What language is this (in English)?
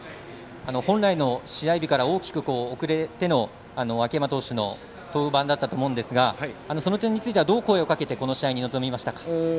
Japanese